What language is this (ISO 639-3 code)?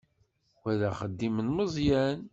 kab